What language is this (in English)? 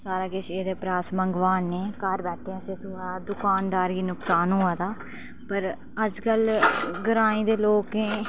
Dogri